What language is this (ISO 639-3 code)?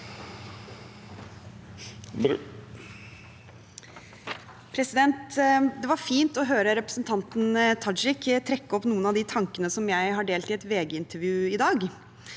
nor